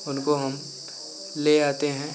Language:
Hindi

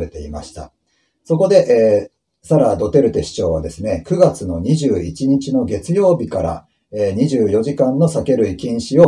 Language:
Japanese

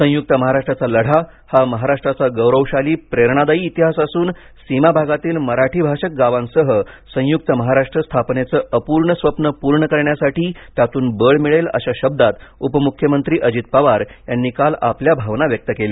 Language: Marathi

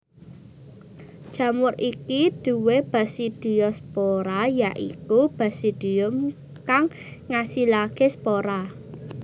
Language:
Javanese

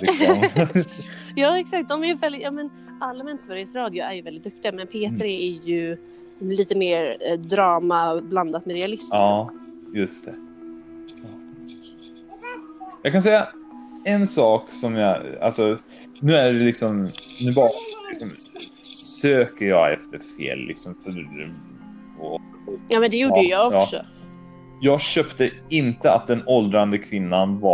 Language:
Swedish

